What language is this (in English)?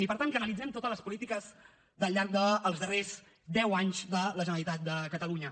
Catalan